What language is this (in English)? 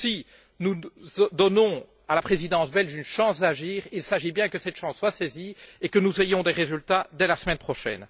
French